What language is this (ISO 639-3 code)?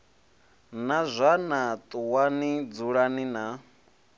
ven